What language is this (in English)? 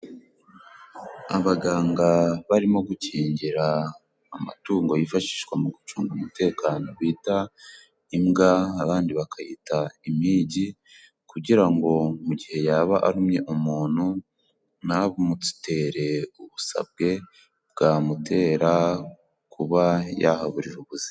Kinyarwanda